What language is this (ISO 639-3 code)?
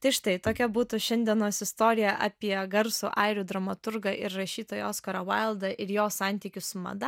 lit